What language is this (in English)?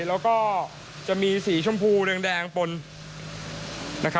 Thai